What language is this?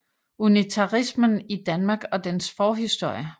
Danish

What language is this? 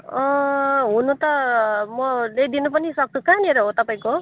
Nepali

